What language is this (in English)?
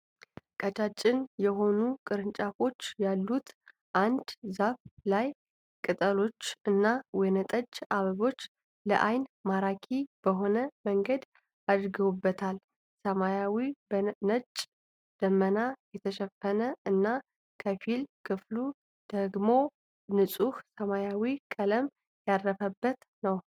Amharic